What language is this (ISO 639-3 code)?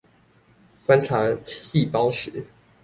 zho